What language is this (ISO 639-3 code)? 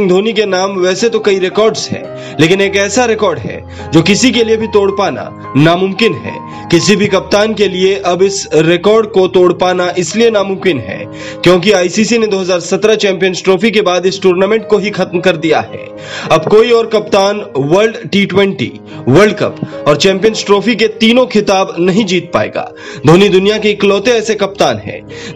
hin